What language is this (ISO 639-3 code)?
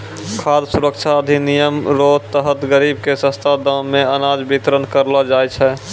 mai